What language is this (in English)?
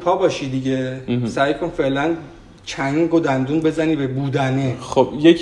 Persian